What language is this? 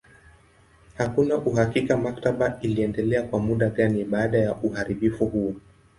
Swahili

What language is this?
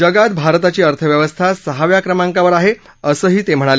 Marathi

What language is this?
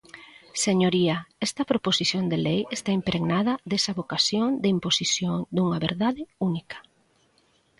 Galician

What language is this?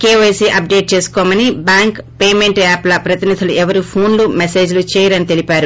Telugu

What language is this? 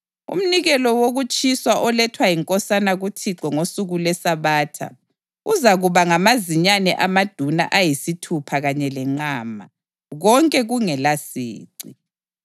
North Ndebele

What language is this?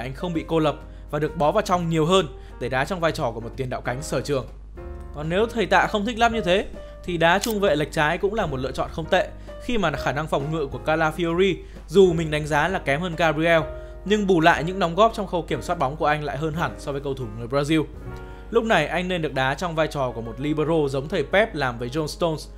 Vietnamese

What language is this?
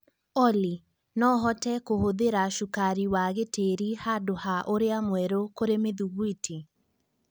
Kikuyu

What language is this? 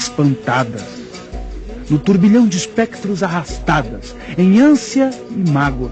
Portuguese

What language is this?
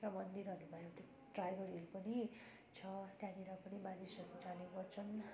Nepali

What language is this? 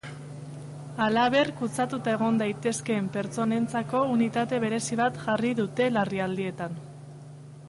Basque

